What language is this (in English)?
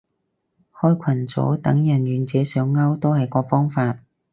Cantonese